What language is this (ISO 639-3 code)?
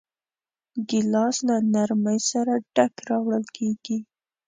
pus